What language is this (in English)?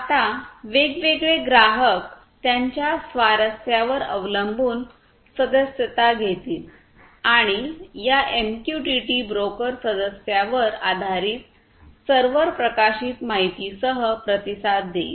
Marathi